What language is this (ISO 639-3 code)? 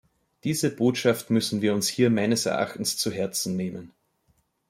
deu